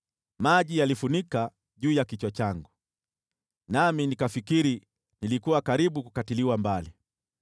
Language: Swahili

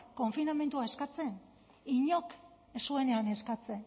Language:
Basque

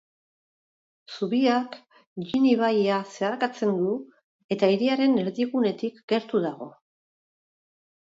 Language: Basque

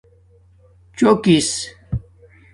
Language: Domaaki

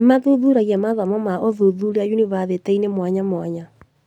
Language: Kikuyu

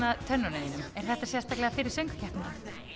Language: Icelandic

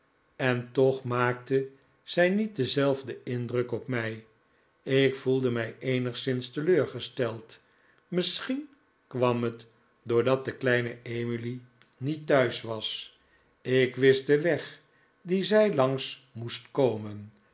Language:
Dutch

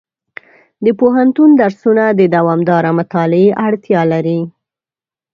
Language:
Pashto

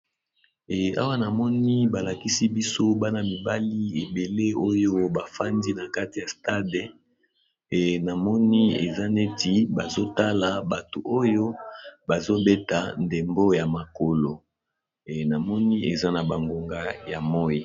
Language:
Lingala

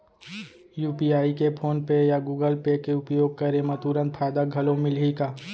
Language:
Chhattisgarhi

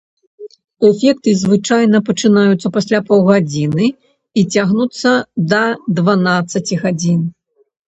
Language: Belarusian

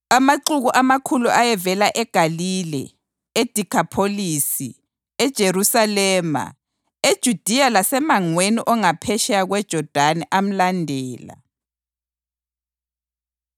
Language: North Ndebele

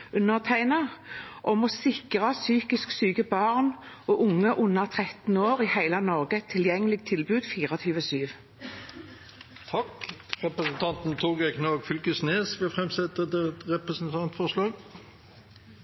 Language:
Norwegian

